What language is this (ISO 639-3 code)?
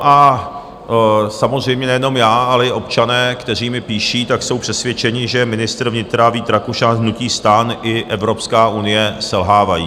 ces